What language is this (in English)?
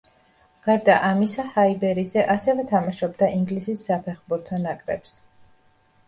Georgian